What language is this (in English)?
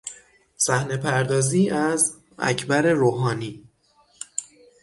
Persian